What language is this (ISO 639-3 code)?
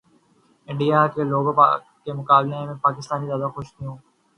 urd